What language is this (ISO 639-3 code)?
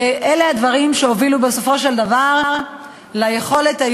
heb